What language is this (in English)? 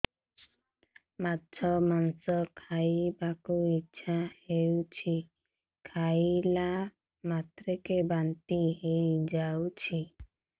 Odia